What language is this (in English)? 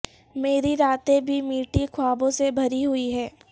Urdu